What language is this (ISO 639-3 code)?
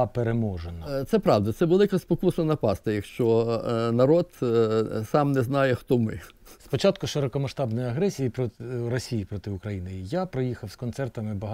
ukr